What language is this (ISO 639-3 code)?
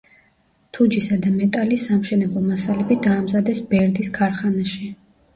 kat